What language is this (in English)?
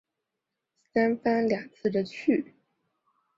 Chinese